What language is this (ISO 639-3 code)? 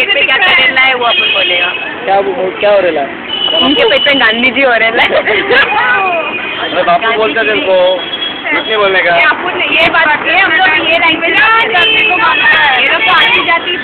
spa